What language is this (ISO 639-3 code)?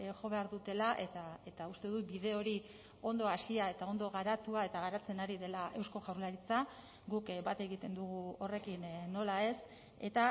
eus